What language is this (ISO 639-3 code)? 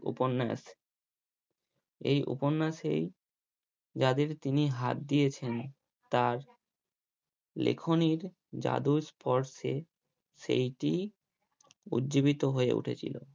ben